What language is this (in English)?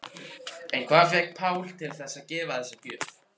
Icelandic